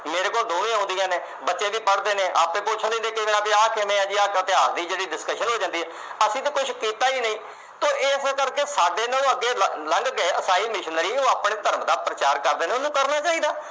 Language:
Punjabi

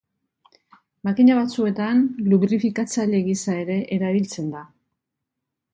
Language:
Basque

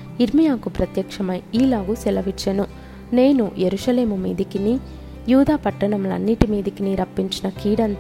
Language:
Telugu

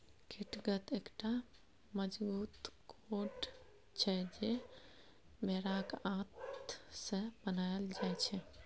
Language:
Maithili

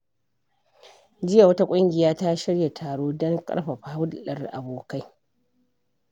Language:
Hausa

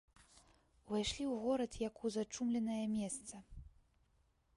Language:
Belarusian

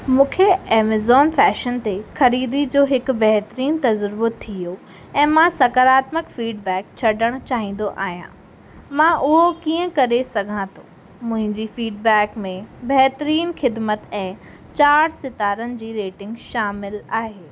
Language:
Sindhi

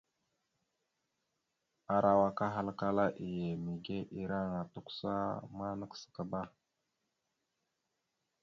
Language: Mada (Cameroon)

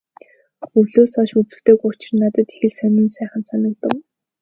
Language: Mongolian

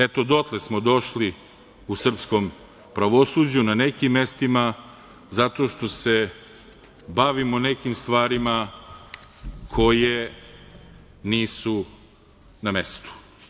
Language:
Serbian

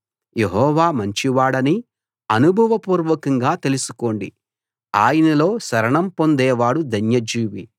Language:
Telugu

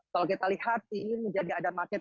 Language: Indonesian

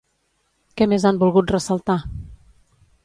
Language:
Catalan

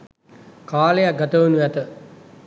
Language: Sinhala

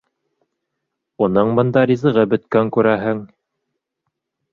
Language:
Bashkir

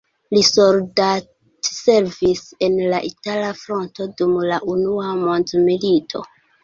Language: Esperanto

